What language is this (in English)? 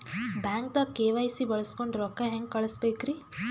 Kannada